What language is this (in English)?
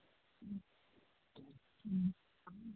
Santali